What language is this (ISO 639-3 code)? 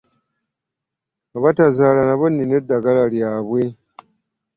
lug